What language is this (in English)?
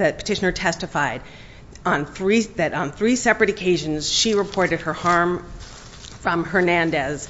English